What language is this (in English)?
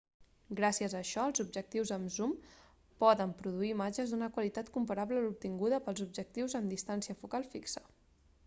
Catalan